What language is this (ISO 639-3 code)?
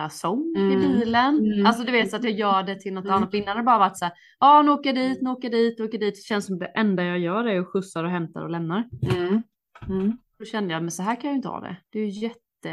swe